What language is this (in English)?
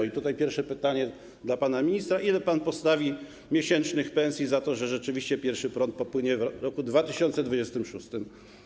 Polish